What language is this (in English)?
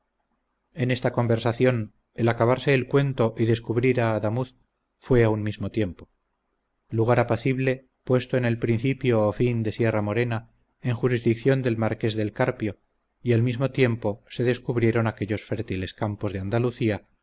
Spanish